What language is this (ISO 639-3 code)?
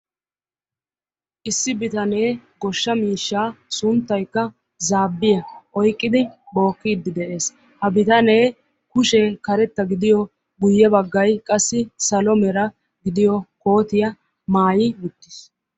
wal